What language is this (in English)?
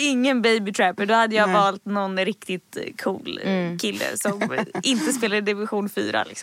Swedish